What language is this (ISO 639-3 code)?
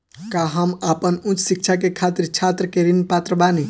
bho